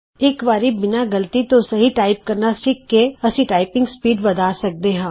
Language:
Punjabi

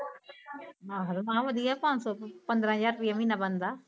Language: Punjabi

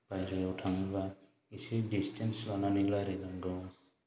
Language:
Bodo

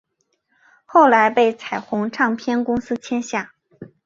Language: Chinese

